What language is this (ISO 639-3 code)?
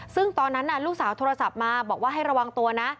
tha